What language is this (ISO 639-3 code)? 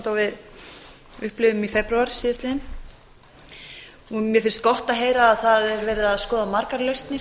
isl